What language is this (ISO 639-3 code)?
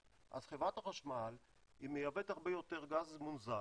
heb